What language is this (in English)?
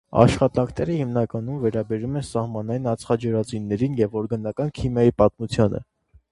Armenian